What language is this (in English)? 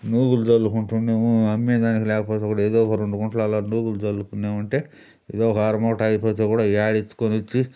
Telugu